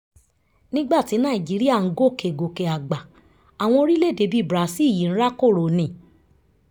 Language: Yoruba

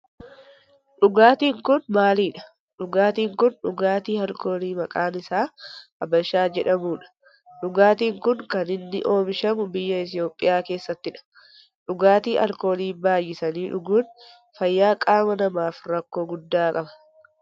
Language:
Oromo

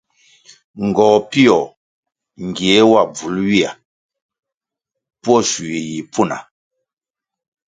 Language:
Kwasio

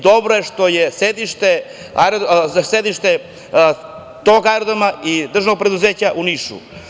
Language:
Serbian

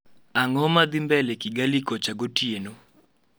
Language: Luo (Kenya and Tanzania)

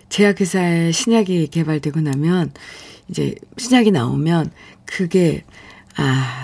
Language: Korean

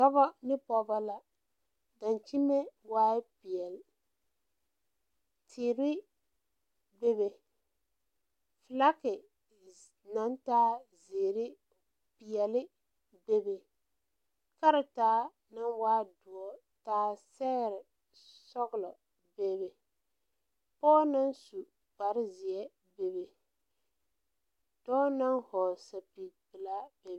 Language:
Southern Dagaare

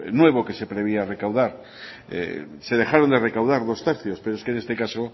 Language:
Spanish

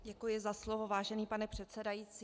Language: Czech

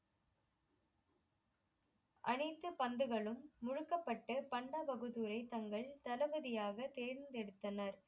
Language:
Tamil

